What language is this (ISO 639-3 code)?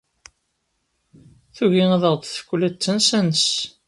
kab